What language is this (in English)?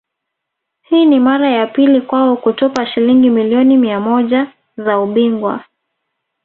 Swahili